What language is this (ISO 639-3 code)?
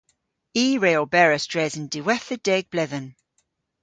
cor